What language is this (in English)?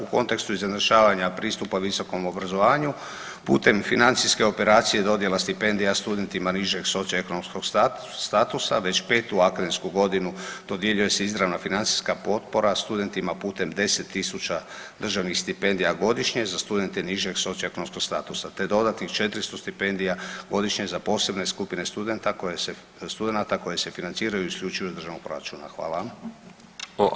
Croatian